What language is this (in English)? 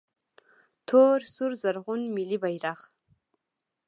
Pashto